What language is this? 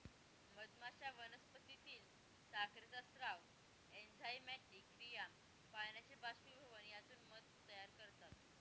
Marathi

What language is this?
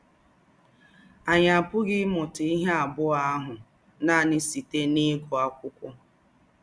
Igbo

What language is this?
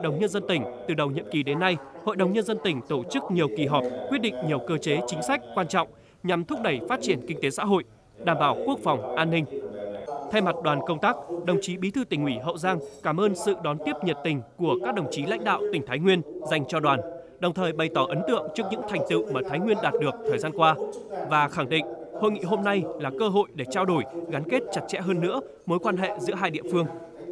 Vietnamese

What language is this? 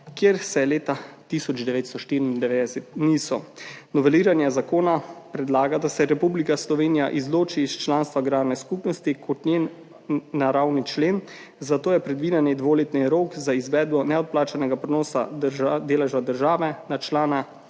Slovenian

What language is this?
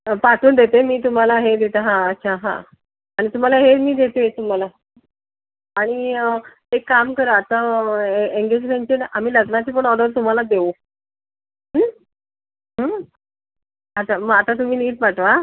Marathi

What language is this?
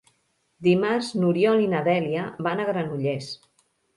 Catalan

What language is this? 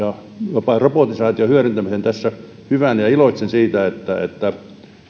Finnish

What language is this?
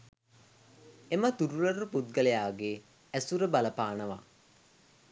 Sinhala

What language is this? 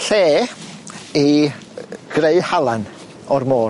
Welsh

